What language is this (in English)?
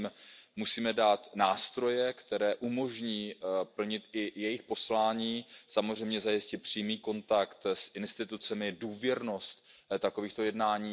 Czech